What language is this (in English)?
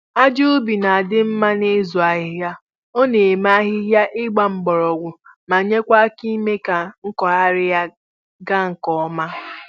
Igbo